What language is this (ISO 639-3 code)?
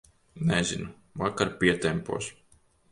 lav